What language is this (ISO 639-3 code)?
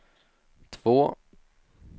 swe